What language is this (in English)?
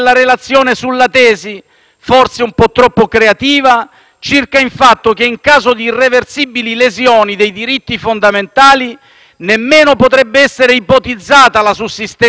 Italian